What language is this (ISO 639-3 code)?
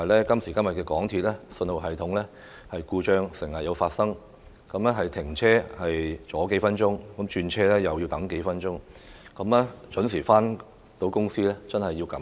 yue